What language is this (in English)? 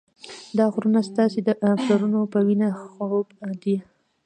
Pashto